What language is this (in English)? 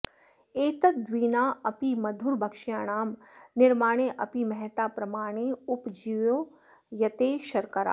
Sanskrit